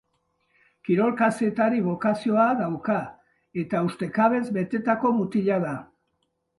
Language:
Basque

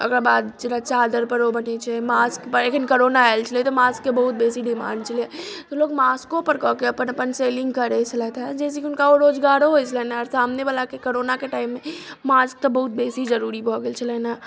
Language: Maithili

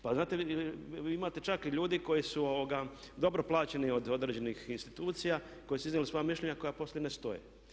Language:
Croatian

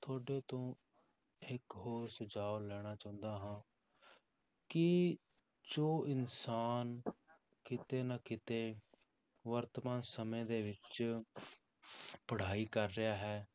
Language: Punjabi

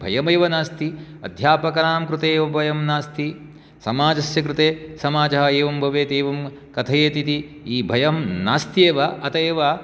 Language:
Sanskrit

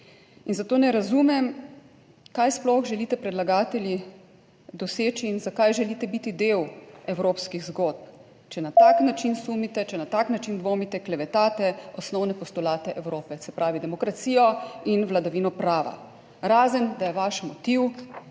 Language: Slovenian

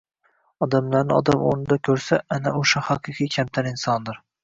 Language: Uzbek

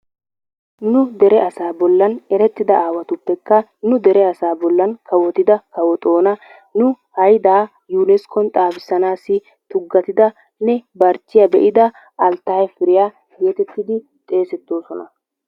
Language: Wolaytta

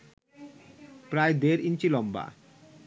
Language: Bangla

